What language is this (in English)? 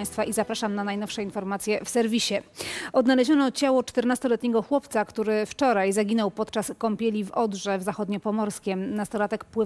Polish